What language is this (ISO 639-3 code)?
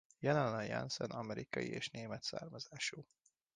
hun